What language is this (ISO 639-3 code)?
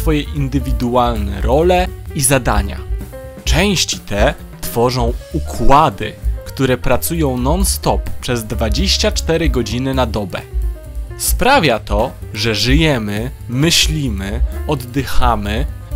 pol